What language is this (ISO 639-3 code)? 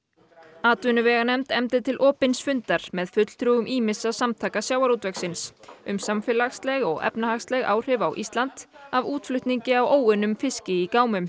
isl